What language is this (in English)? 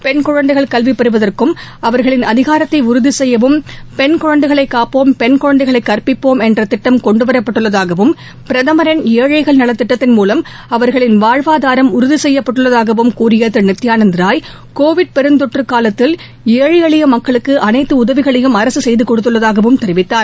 Tamil